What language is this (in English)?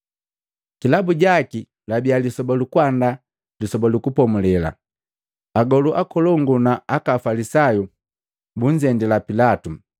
Matengo